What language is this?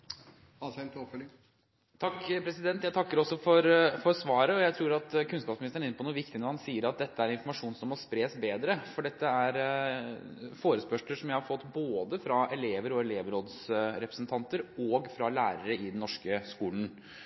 Norwegian Bokmål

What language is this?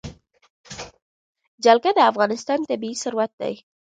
Pashto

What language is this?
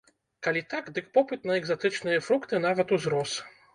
Belarusian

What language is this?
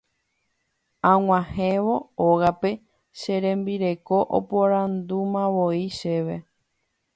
Guarani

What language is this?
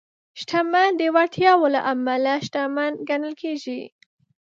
Pashto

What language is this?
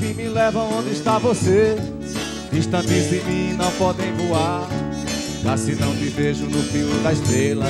Portuguese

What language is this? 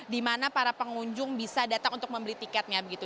Indonesian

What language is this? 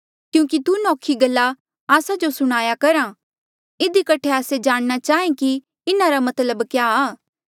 Mandeali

